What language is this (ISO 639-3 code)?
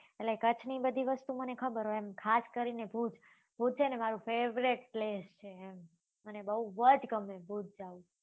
guj